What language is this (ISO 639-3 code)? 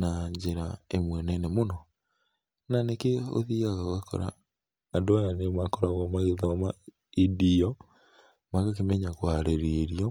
kik